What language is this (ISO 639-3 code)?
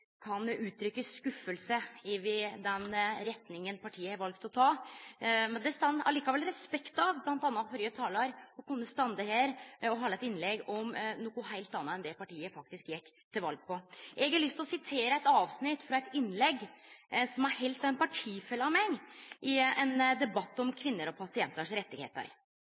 nno